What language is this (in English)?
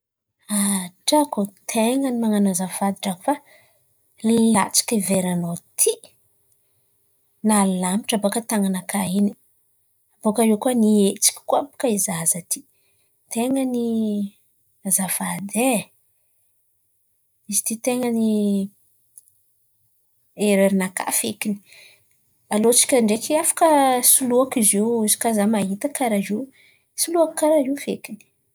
Antankarana Malagasy